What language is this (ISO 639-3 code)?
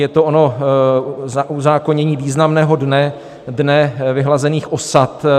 ces